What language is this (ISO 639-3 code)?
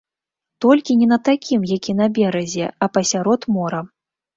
bel